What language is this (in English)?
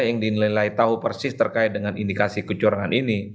Indonesian